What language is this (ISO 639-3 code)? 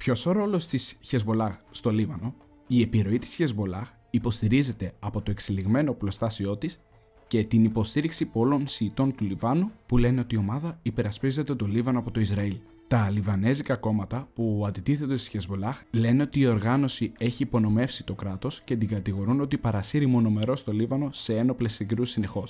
ell